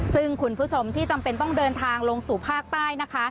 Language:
Thai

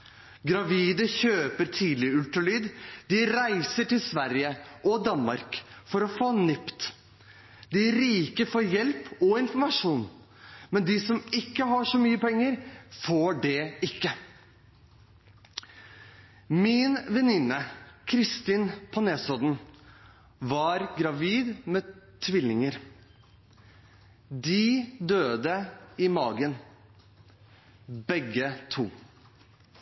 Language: Norwegian Bokmål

